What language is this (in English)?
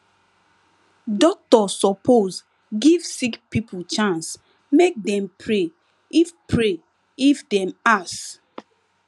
Nigerian Pidgin